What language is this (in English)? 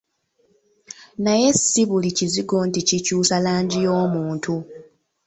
Ganda